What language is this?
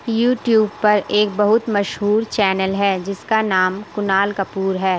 Urdu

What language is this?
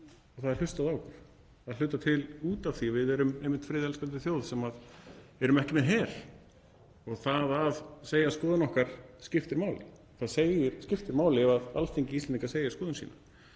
Icelandic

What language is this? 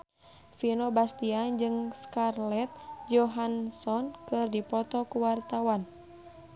Sundanese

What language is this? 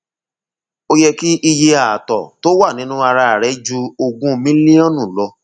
Yoruba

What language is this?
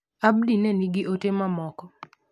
Luo (Kenya and Tanzania)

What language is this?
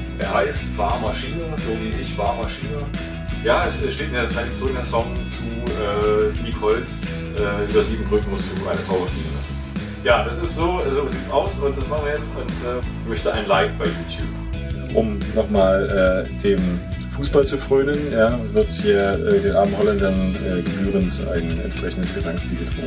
German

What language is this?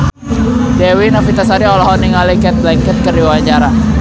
Sundanese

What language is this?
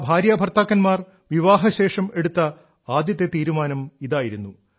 Malayalam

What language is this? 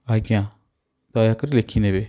Odia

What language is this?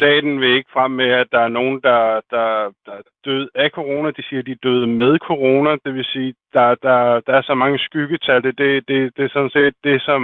Danish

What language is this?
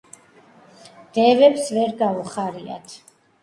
Georgian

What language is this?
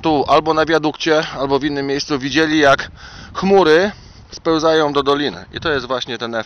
Polish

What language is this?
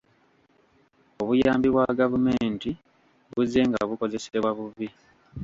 Ganda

